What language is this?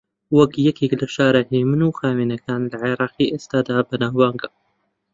Central Kurdish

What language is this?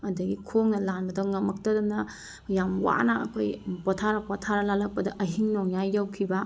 Manipuri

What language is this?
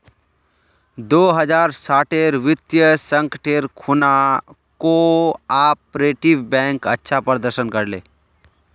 Magahi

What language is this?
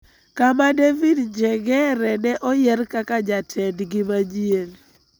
Luo (Kenya and Tanzania)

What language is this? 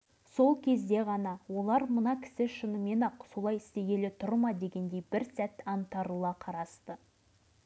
Kazakh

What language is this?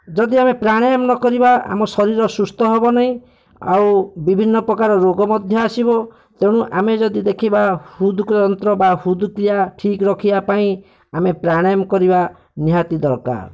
Odia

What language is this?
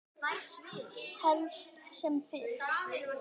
Icelandic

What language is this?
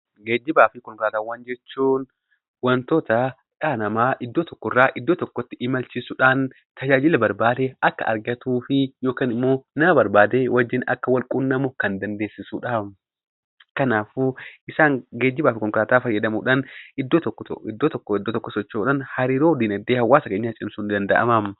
Oromo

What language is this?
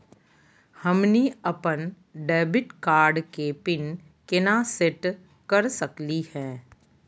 Magahi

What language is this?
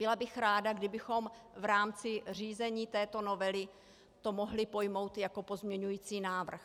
Czech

